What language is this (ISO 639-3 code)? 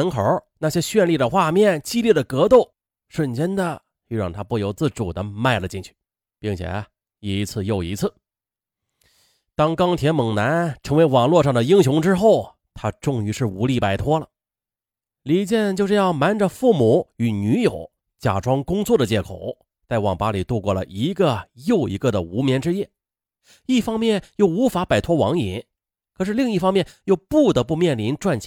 zho